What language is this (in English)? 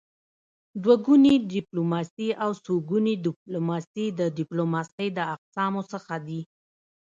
Pashto